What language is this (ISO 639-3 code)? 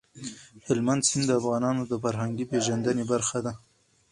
pus